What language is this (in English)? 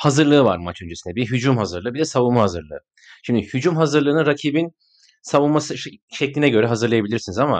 Turkish